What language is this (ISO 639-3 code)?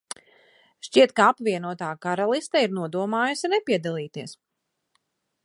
lav